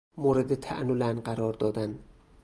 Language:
Persian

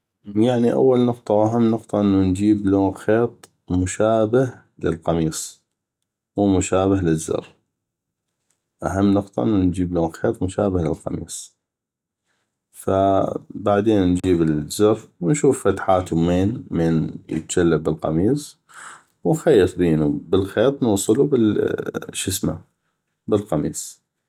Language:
North Mesopotamian Arabic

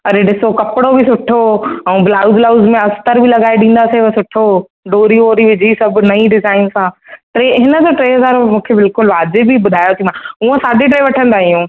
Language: Sindhi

